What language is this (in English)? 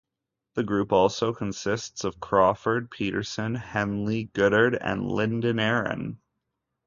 English